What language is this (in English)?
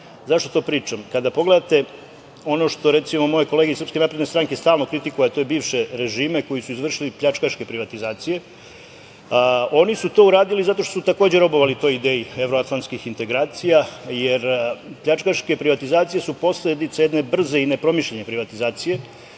Serbian